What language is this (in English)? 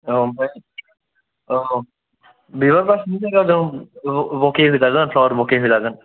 Bodo